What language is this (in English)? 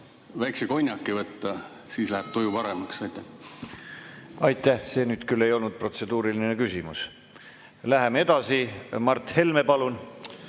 Estonian